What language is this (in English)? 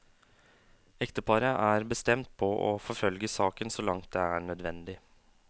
Norwegian